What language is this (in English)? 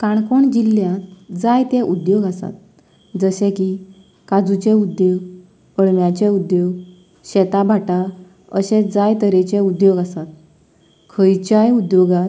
Konkani